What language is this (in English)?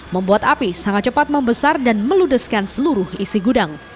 Indonesian